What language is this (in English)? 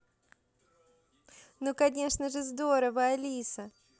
Russian